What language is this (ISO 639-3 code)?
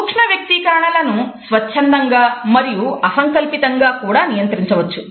tel